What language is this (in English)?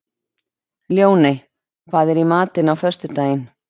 Icelandic